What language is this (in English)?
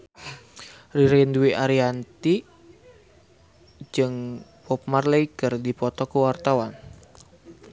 Sundanese